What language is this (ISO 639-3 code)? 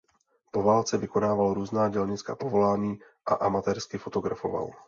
ces